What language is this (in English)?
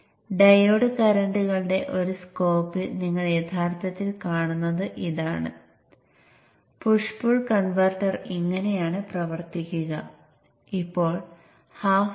Malayalam